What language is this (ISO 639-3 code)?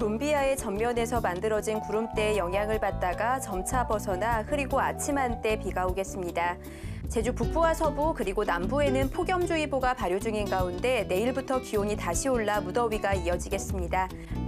kor